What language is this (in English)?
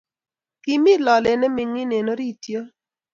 Kalenjin